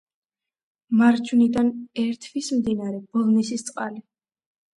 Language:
Georgian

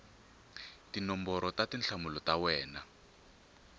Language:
Tsonga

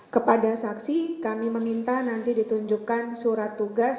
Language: Indonesian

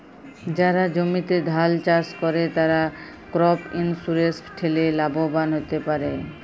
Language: Bangla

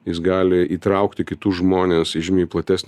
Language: Lithuanian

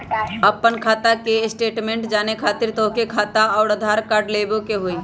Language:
Magahi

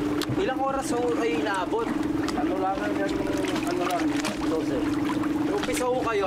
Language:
Filipino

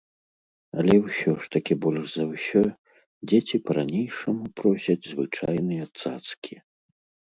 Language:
Belarusian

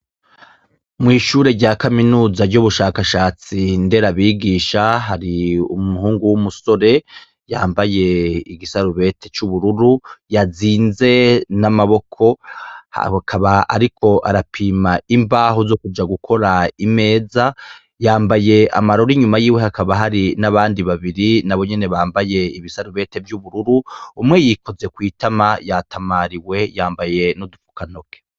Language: Rundi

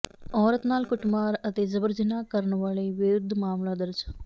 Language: Punjabi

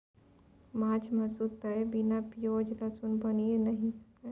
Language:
Maithili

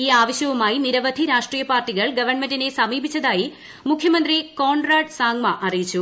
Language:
Malayalam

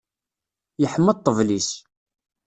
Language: Kabyle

